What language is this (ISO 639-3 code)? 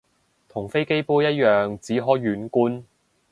yue